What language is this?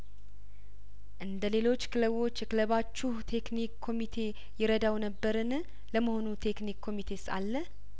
Amharic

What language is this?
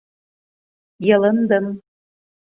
Bashkir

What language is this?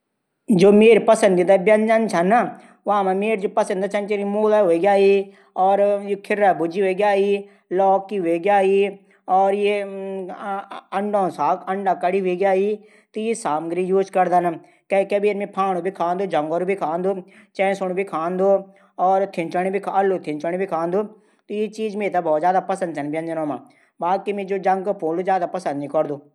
Garhwali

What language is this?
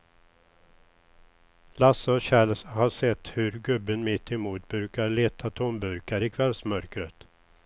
Swedish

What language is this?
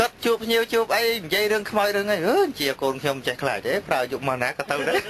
Vietnamese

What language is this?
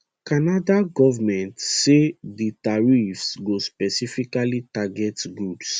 Nigerian Pidgin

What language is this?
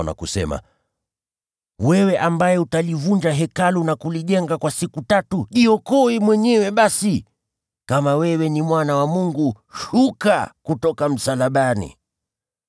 Swahili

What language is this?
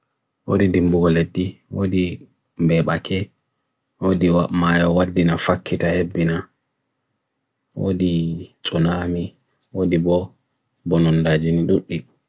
Bagirmi Fulfulde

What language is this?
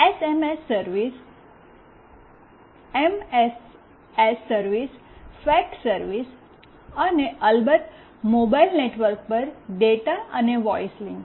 Gujarati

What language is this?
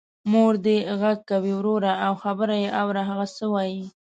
Pashto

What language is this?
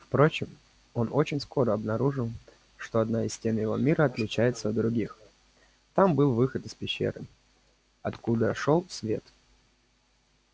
Russian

